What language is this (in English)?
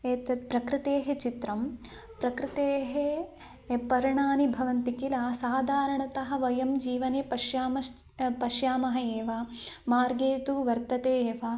Sanskrit